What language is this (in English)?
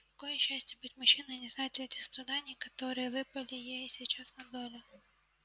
Russian